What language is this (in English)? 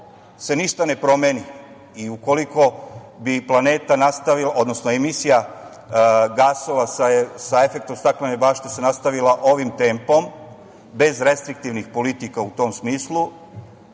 Serbian